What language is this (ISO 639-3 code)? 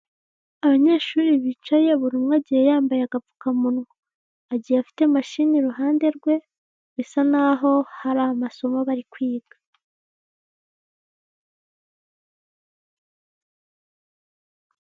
kin